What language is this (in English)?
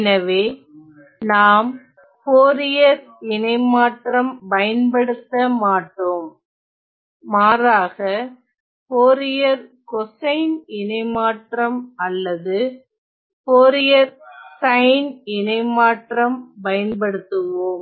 Tamil